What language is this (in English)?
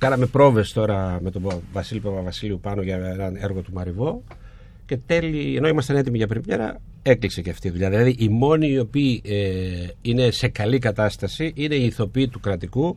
Greek